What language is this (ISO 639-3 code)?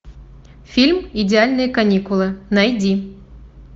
rus